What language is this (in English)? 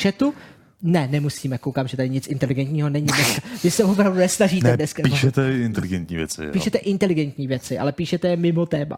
Czech